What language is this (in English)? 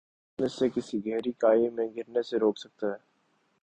Urdu